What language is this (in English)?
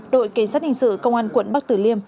Vietnamese